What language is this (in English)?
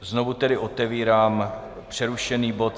Czech